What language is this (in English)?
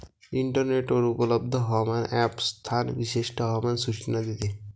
Marathi